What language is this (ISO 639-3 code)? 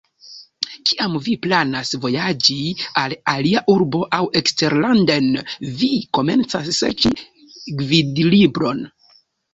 epo